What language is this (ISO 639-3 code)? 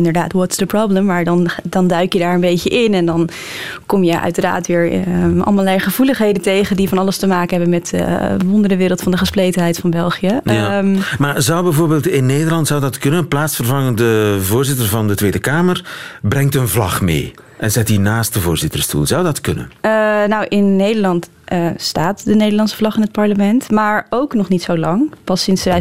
nld